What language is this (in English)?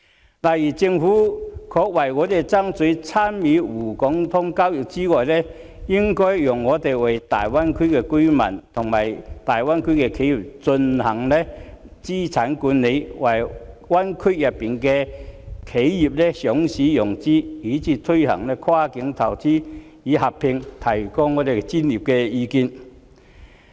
Cantonese